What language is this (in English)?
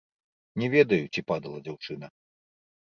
Belarusian